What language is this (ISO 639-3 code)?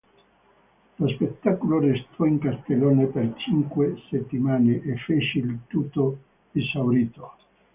ita